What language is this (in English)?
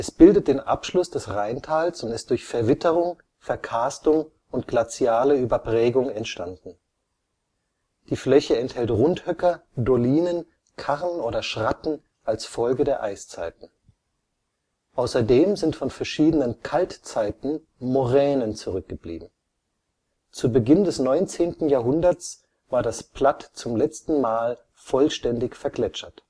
German